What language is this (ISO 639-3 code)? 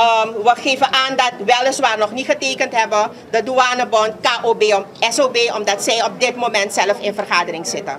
nld